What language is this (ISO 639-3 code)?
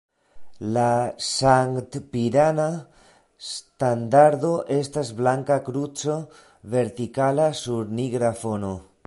epo